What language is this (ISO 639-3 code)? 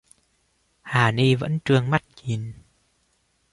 vie